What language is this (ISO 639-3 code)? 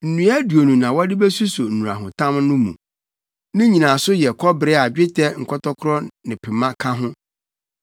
aka